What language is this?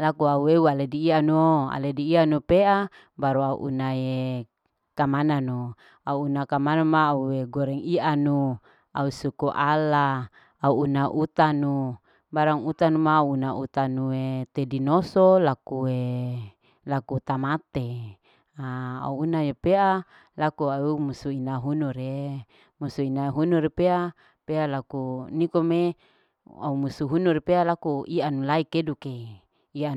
Larike-Wakasihu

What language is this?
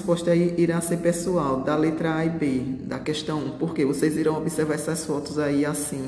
Portuguese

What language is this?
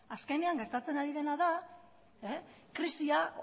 Basque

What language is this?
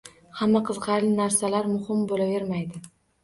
Uzbek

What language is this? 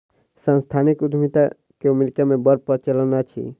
Maithili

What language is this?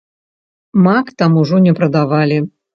Belarusian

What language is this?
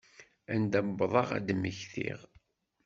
Kabyle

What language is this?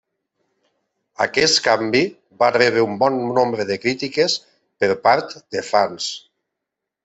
Catalan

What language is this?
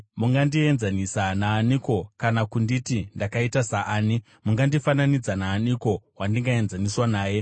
Shona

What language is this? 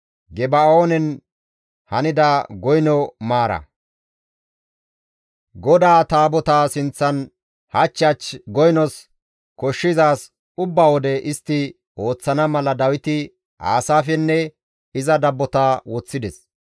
Gamo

